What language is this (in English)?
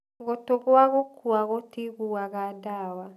Kikuyu